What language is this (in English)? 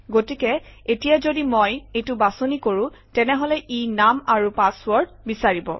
Assamese